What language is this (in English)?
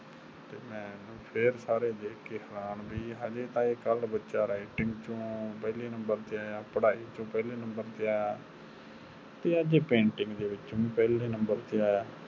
Punjabi